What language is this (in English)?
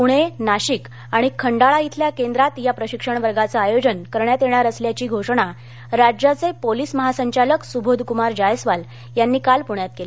Marathi